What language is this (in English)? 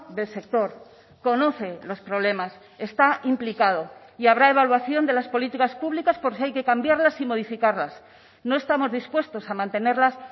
Spanish